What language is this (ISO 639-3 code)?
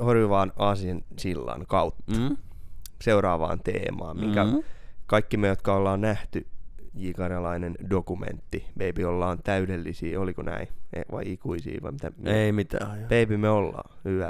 fin